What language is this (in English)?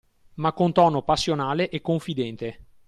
Italian